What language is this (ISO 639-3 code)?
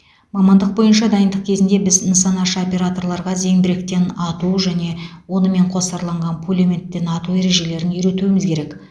kaz